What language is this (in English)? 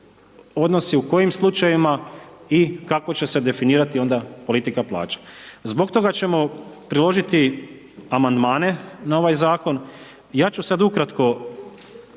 Croatian